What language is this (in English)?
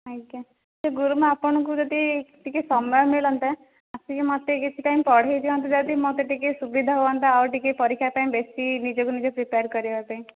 Odia